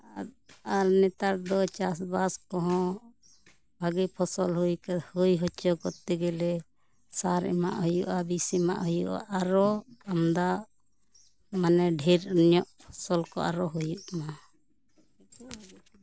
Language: Santali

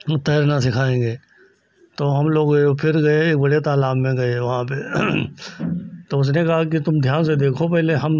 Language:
Hindi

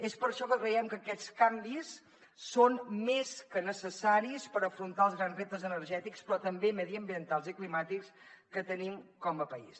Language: Catalan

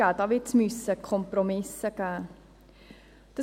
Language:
Swiss German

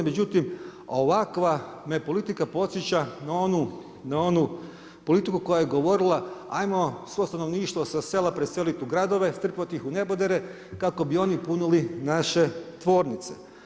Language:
Croatian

